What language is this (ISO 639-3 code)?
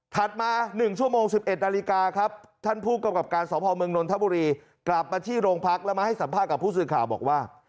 tha